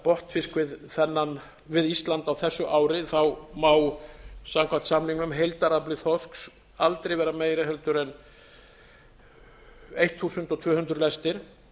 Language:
Icelandic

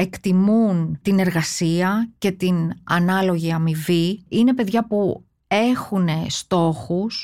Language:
Greek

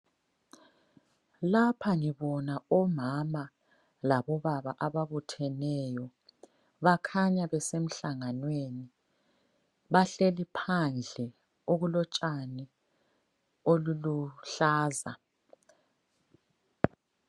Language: North Ndebele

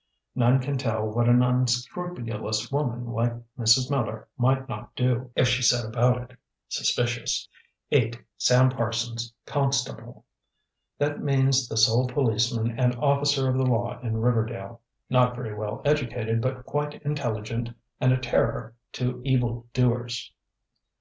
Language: English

